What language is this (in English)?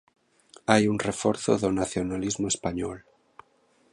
Galician